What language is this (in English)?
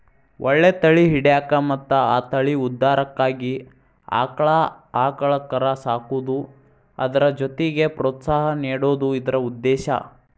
Kannada